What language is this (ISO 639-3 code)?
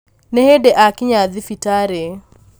kik